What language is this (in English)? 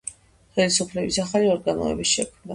Georgian